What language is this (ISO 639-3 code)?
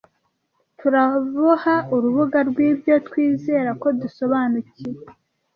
kin